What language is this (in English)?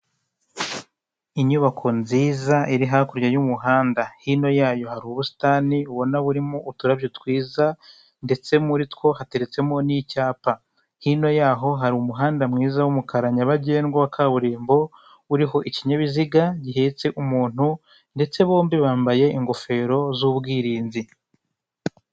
Kinyarwanda